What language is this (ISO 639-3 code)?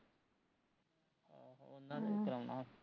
pan